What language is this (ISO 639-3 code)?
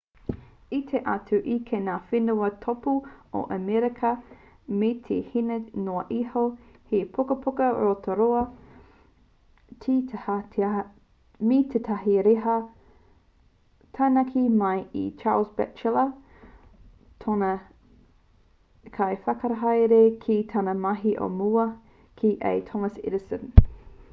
mri